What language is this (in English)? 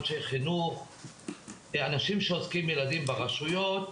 Hebrew